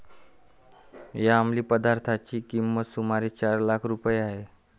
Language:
Marathi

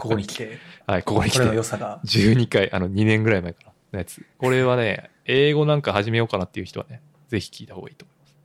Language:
Japanese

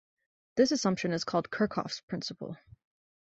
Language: English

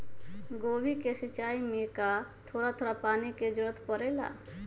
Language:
Magahi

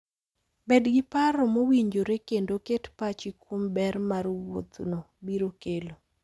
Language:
Luo (Kenya and Tanzania)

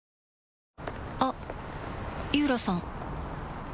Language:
Japanese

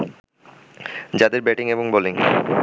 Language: Bangla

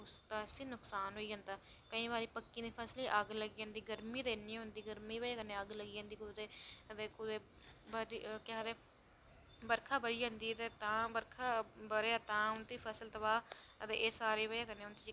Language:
Dogri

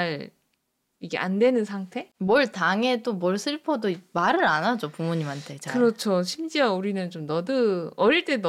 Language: Korean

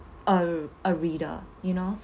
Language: English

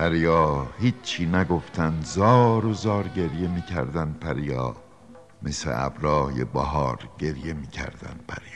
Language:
Persian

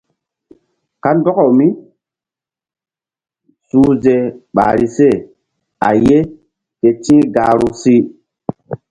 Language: Mbum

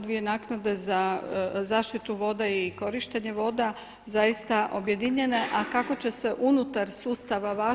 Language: Croatian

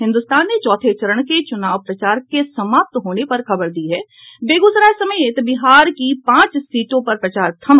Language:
Hindi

